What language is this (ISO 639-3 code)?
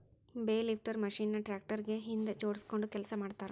kan